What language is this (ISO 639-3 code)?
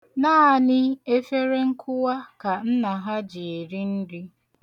ibo